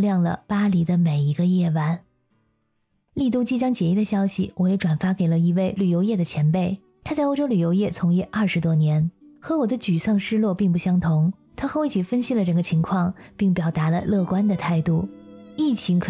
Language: Chinese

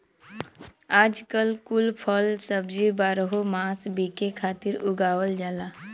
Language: Bhojpuri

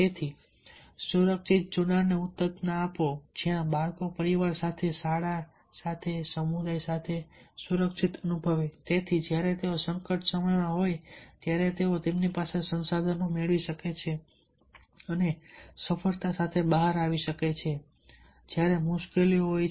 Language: Gujarati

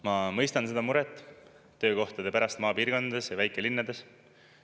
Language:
Estonian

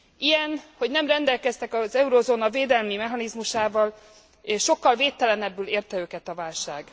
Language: Hungarian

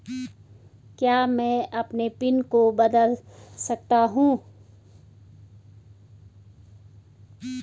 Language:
Hindi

